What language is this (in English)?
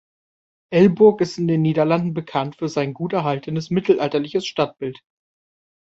German